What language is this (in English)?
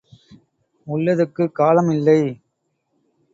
Tamil